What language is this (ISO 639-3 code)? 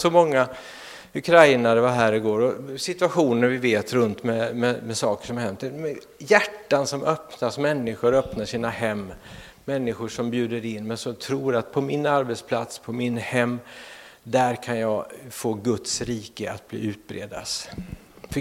swe